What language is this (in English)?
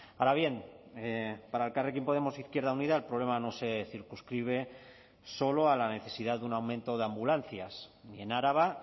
Spanish